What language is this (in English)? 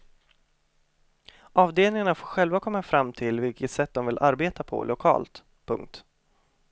Swedish